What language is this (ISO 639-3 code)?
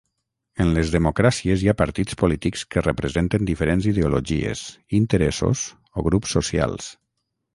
cat